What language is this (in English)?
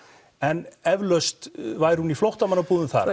Icelandic